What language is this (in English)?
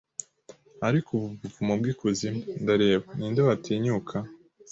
Kinyarwanda